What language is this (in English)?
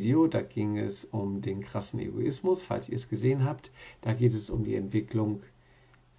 German